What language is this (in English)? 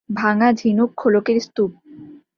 Bangla